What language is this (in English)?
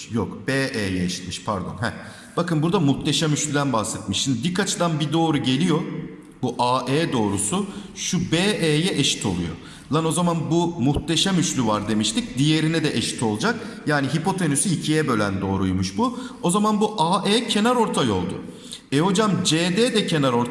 Turkish